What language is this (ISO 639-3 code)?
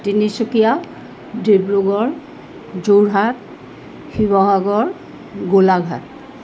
asm